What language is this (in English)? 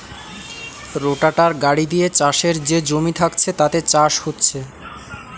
Bangla